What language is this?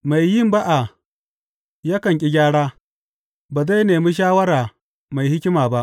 Hausa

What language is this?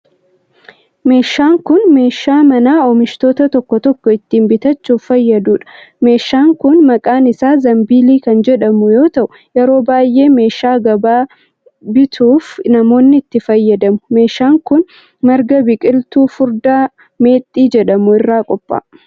Oromo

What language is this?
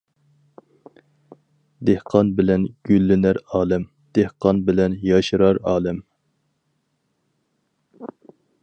Uyghur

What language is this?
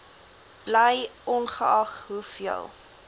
Afrikaans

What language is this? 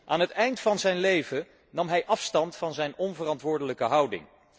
Dutch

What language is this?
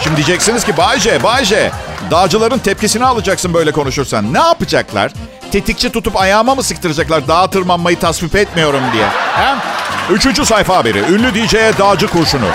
Turkish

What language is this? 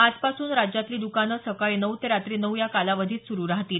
Marathi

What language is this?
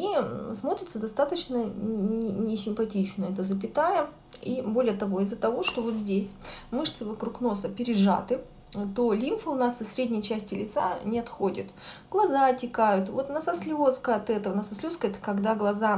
Russian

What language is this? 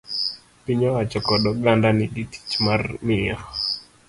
Luo (Kenya and Tanzania)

